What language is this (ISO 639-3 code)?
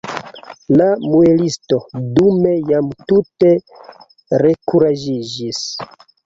epo